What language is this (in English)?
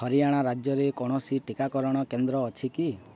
Odia